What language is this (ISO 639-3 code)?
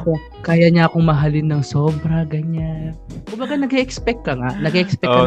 fil